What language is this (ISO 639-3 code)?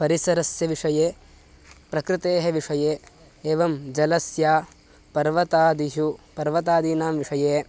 san